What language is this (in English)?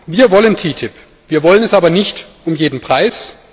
German